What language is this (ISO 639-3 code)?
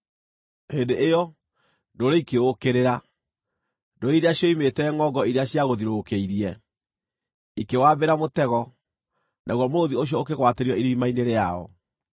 kik